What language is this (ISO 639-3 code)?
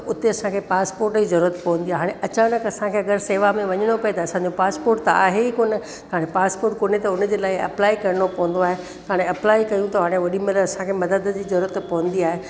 snd